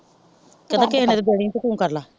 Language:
Punjabi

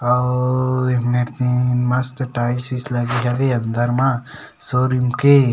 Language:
Chhattisgarhi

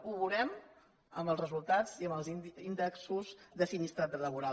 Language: Catalan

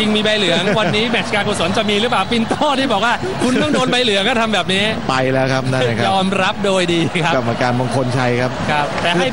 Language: Thai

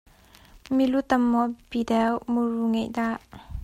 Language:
Hakha Chin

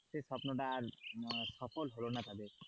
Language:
Bangla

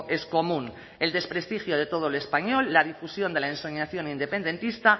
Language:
Spanish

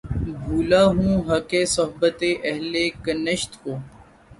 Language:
Urdu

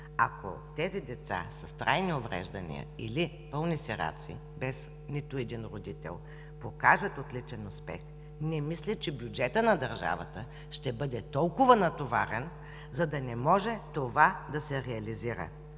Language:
Bulgarian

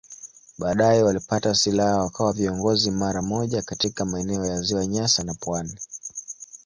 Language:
Swahili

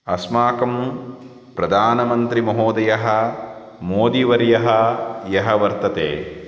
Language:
Sanskrit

